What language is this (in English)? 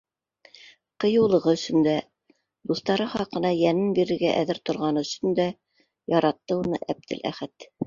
Bashkir